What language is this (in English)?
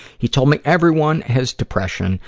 English